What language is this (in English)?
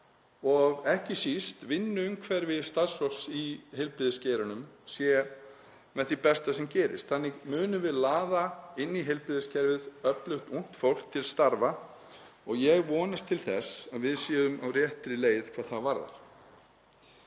Icelandic